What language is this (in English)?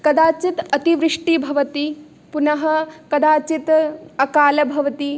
Sanskrit